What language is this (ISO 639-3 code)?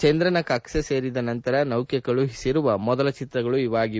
kan